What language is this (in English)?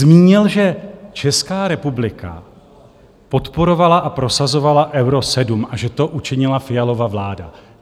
Czech